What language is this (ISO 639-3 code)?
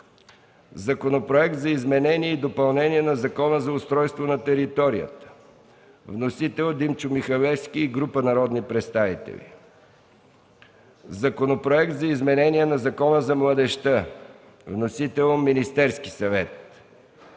bul